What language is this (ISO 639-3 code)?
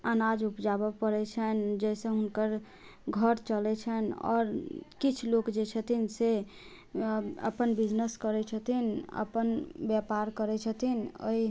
mai